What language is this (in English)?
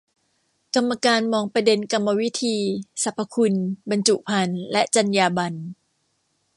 Thai